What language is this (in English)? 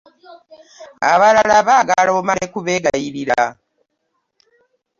Ganda